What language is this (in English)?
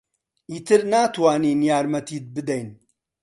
Central Kurdish